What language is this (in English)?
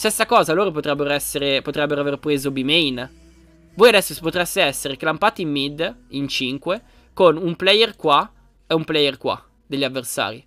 Italian